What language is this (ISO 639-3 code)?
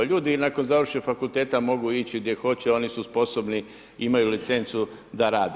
hrv